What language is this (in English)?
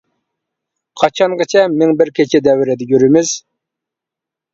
Uyghur